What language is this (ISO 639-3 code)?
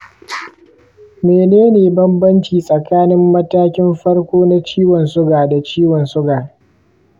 hau